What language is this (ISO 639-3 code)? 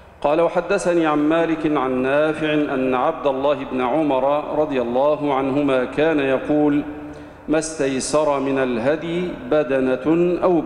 ara